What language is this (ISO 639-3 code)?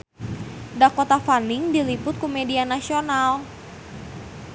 sun